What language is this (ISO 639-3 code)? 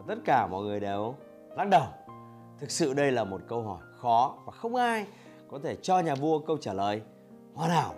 vie